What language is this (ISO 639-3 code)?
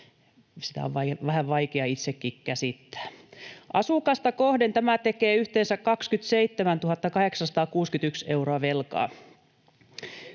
fin